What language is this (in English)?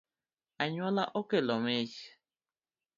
Luo (Kenya and Tanzania)